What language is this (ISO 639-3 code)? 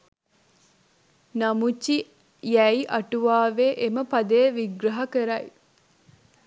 sin